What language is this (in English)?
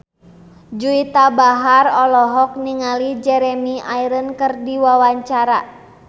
Sundanese